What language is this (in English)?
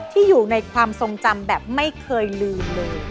Thai